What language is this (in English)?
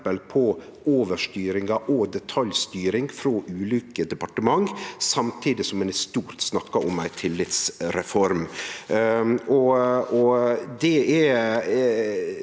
Norwegian